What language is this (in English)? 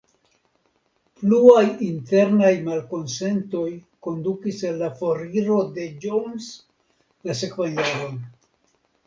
Esperanto